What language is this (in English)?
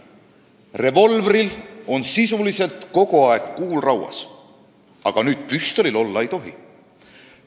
Estonian